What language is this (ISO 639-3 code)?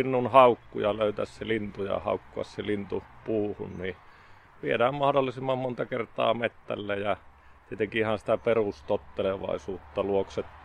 fin